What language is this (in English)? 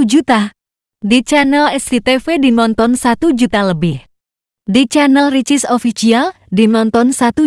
Indonesian